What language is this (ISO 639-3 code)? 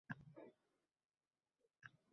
uzb